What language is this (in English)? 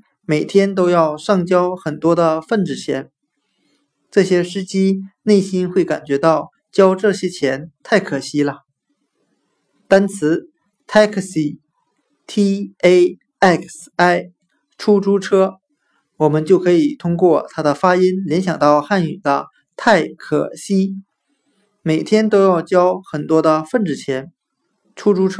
Chinese